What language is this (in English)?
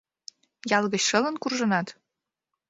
Mari